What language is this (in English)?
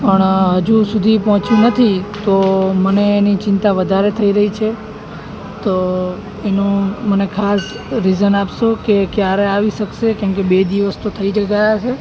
Gujarati